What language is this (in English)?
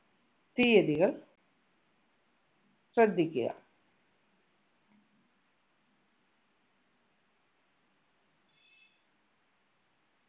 Malayalam